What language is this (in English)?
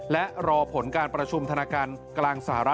Thai